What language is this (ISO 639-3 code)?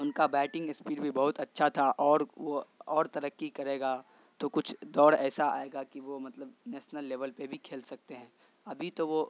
urd